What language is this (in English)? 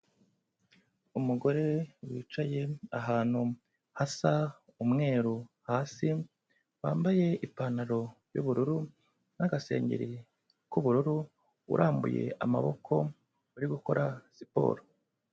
Kinyarwanda